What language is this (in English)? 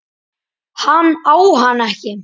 Icelandic